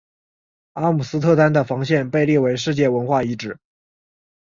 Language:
Chinese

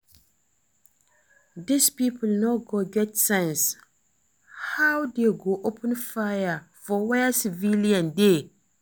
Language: Nigerian Pidgin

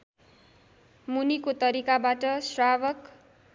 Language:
Nepali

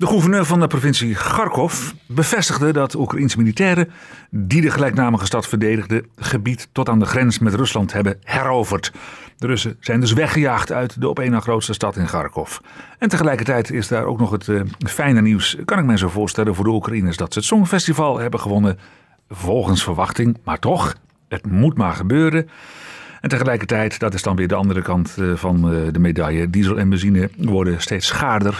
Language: Dutch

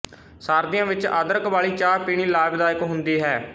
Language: Punjabi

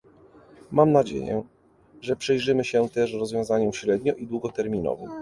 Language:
Polish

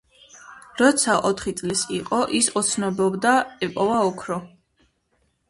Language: Georgian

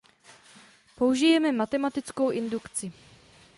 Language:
Czech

